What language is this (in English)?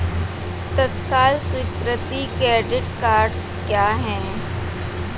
Hindi